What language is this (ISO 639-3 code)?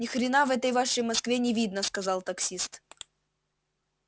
rus